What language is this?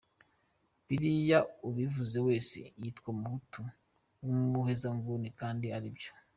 Kinyarwanda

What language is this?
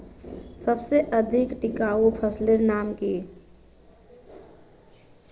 Magahi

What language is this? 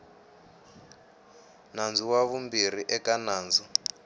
Tsonga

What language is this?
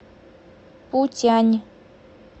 Russian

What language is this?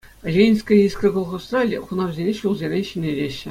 Chuvash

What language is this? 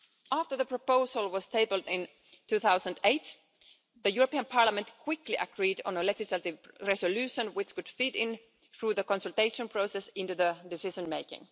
English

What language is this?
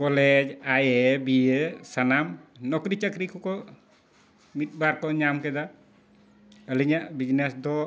Santali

